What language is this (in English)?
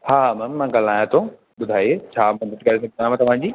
Sindhi